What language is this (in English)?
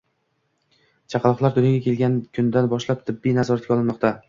Uzbek